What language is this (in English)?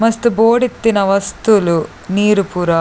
Tulu